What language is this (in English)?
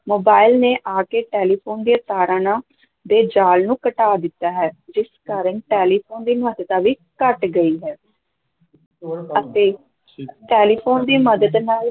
Punjabi